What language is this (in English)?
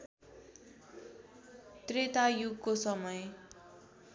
Nepali